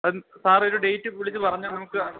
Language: Malayalam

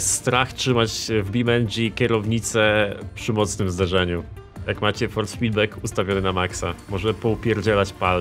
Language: Polish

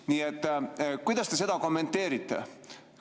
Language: Estonian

